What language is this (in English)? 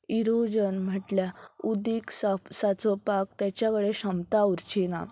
Konkani